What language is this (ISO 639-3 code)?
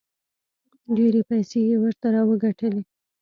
pus